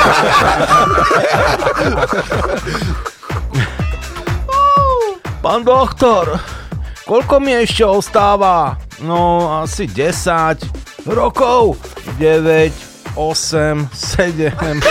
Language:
Slovak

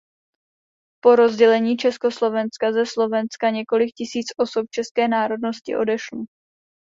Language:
Czech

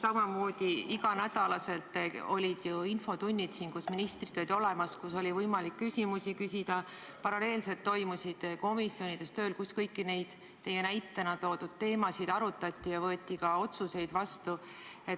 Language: Estonian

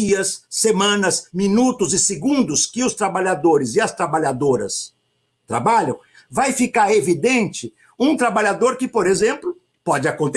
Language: Portuguese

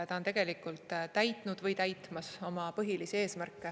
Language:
Estonian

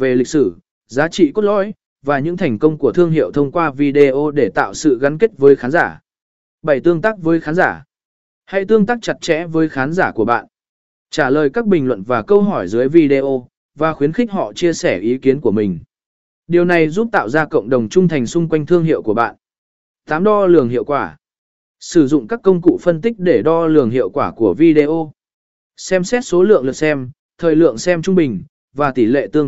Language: Vietnamese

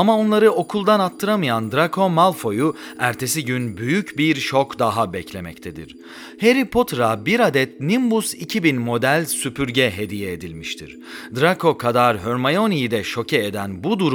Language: Turkish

